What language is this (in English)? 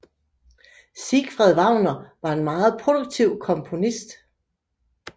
Danish